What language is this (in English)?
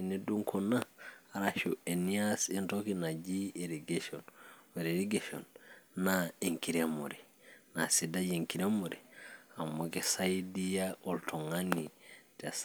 Masai